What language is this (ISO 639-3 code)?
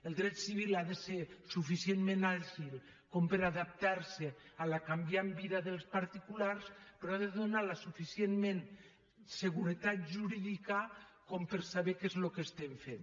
cat